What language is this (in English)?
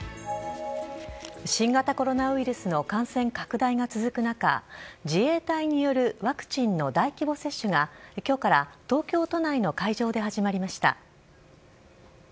Japanese